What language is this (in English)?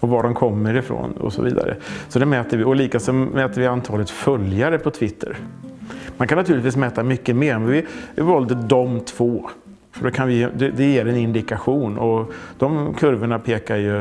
Swedish